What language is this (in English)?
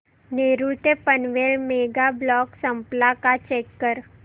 Marathi